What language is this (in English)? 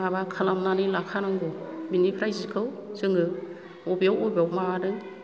Bodo